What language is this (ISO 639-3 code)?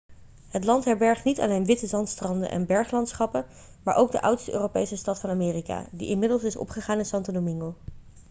nld